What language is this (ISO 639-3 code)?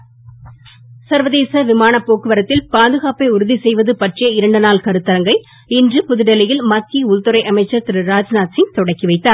tam